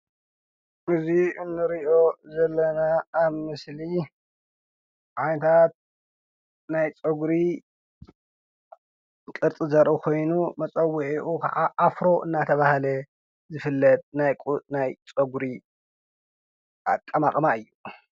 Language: Tigrinya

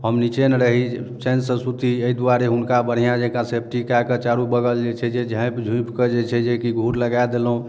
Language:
Maithili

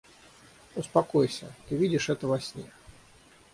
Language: Russian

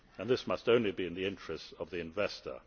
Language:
English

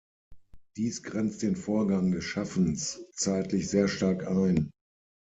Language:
German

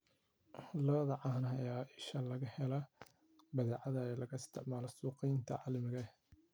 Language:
Somali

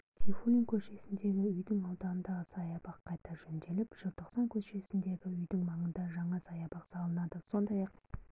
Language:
Kazakh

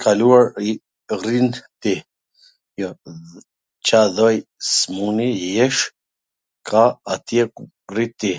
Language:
Gheg Albanian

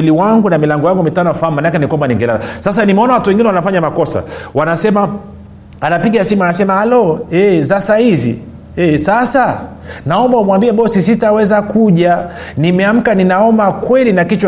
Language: Swahili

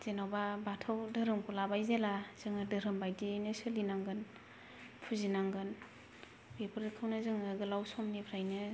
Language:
Bodo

